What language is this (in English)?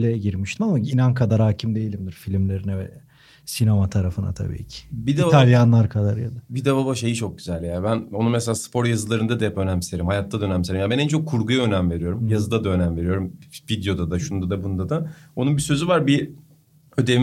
Turkish